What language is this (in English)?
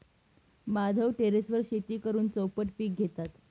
Marathi